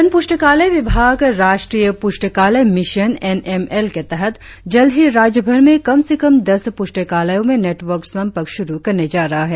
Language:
Hindi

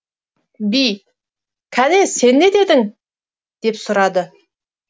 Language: Kazakh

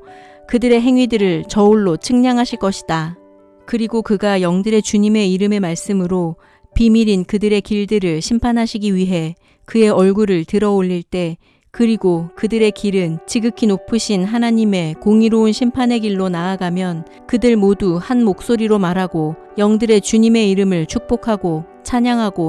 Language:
Korean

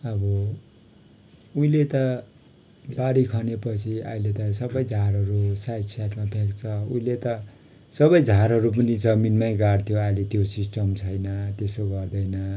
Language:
Nepali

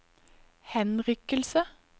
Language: Norwegian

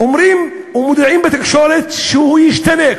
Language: Hebrew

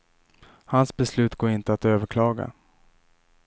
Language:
Swedish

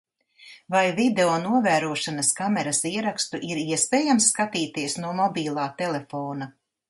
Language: Latvian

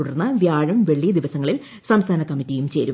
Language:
Malayalam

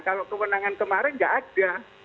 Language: Indonesian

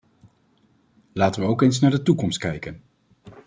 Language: Dutch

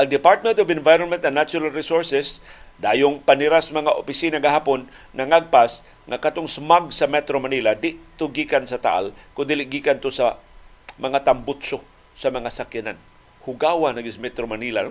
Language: Filipino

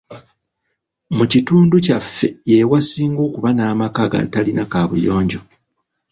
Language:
Ganda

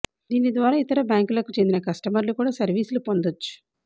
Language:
Telugu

